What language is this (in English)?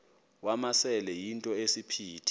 Xhosa